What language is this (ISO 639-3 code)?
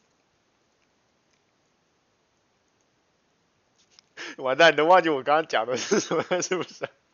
zho